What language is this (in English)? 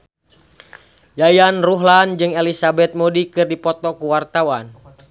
Sundanese